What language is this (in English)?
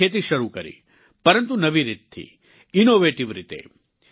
Gujarati